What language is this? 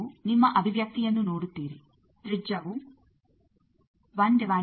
Kannada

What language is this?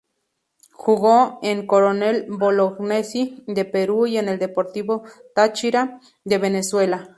Spanish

